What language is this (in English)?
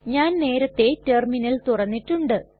Malayalam